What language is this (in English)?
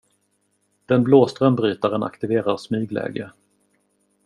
Swedish